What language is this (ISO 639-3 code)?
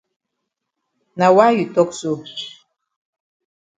wes